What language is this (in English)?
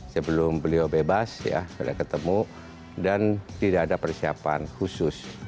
Indonesian